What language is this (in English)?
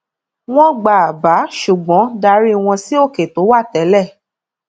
Yoruba